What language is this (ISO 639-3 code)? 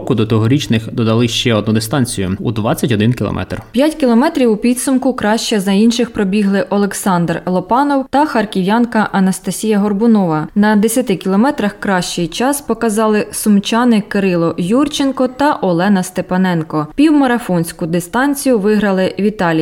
ukr